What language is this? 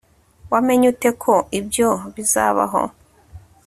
Kinyarwanda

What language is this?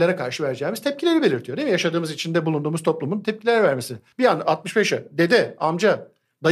Turkish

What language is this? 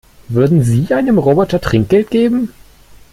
German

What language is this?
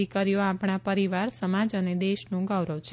Gujarati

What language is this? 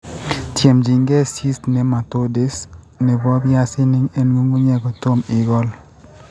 Kalenjin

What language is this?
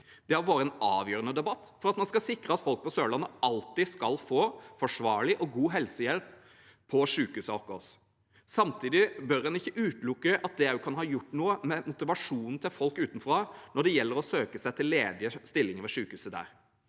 Norwegian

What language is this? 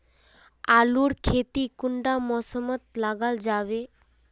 Magahi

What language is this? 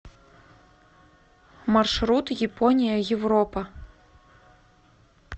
Russian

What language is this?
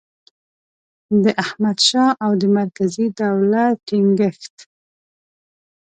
Pashto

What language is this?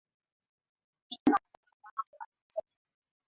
Swahili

